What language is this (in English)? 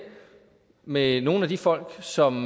Danish